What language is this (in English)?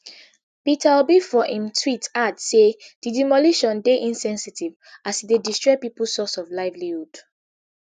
Nigerian Pidgin